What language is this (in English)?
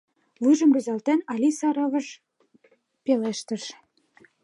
Mari